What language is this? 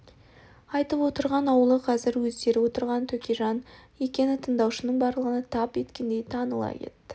Kazakh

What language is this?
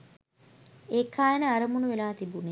Sinhala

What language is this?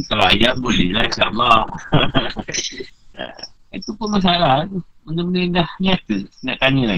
Malay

